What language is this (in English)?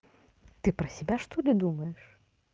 Russian